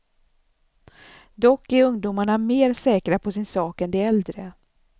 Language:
Swedish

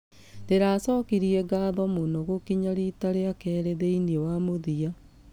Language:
Kikuyu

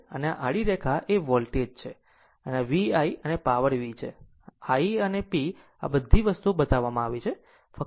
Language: Gujarati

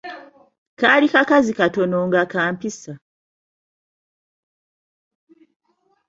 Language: Ganda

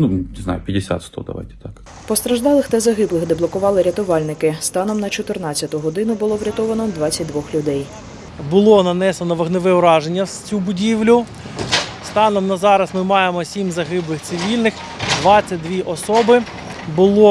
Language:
Ukrainian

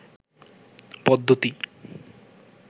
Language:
Bangla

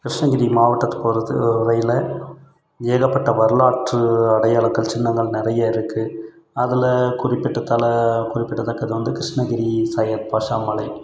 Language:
Tamil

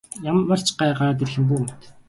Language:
Mongolian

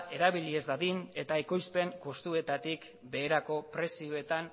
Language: Basque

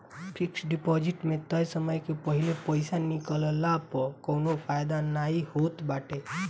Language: Bhojpuri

